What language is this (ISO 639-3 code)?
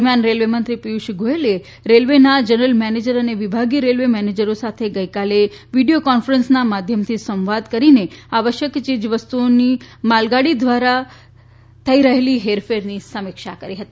guj